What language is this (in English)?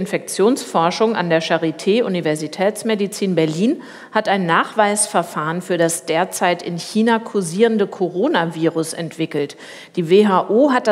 German